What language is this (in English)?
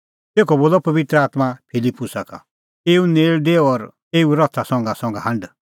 Kullu Pahari